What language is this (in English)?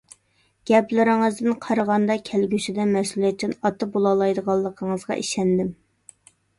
Uyghur